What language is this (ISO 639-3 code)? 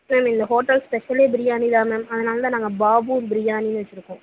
tam